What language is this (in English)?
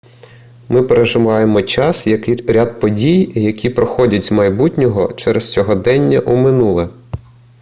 Ukrainian